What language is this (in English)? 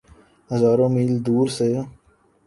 Urdu